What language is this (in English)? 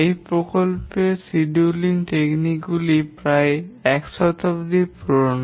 Bangla